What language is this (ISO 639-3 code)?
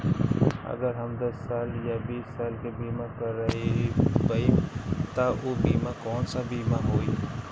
bho